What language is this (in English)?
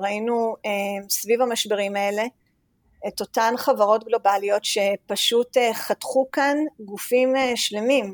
Hebrew